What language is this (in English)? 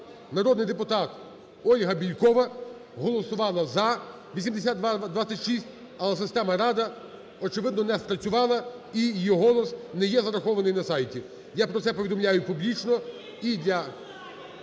Ukrainian